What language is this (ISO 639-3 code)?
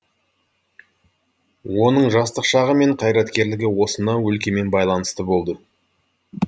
kaz